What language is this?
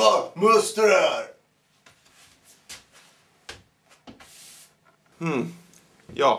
Swedish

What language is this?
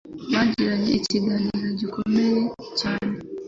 Kinyarwanda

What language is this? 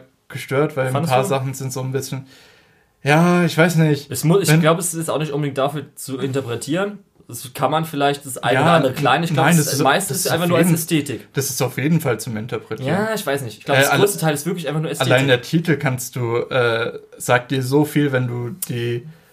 German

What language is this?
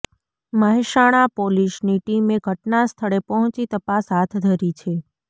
Gujarati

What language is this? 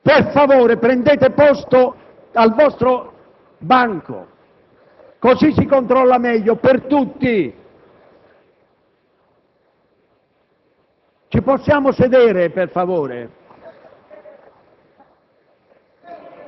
Italian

